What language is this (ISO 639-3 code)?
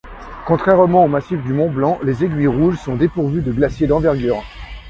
fra